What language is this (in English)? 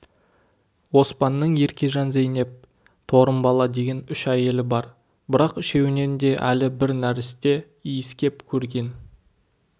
Kazakh